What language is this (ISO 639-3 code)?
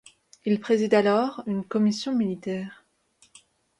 fra